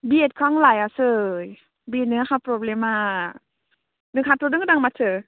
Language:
Bodo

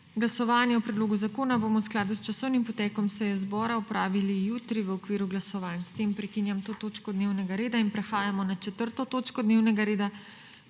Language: Slovenian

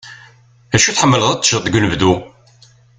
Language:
Kabyle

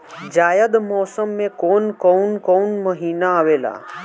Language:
Bhojpuri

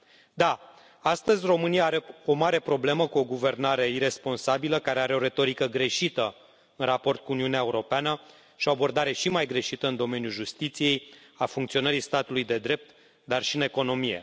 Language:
Romanian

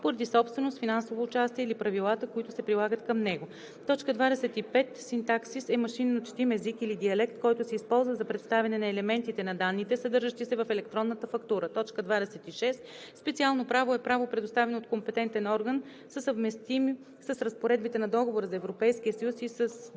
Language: Bulgarian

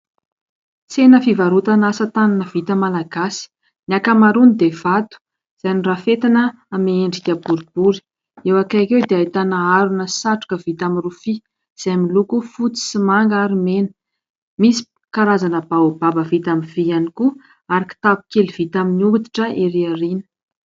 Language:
Malagasy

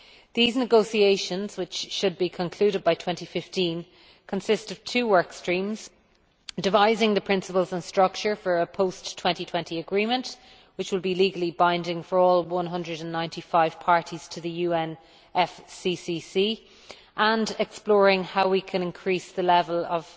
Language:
English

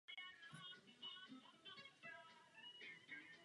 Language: Czech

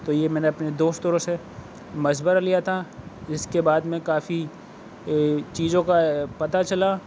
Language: Urdu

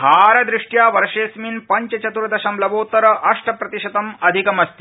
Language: Sanskrit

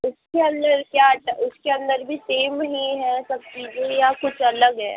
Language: Hindi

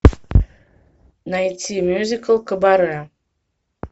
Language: Russian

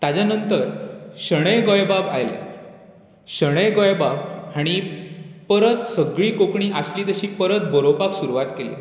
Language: Konkani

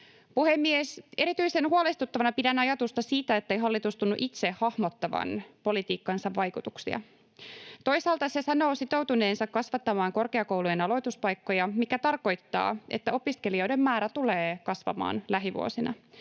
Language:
Finnish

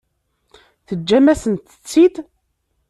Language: Kabyle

